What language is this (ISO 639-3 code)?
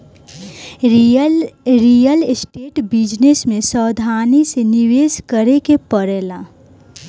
bho